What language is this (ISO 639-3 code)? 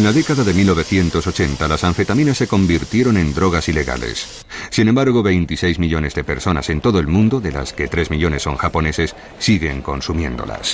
spa